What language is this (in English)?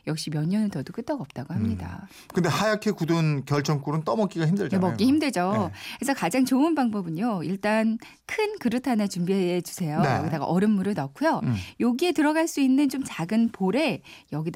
Korean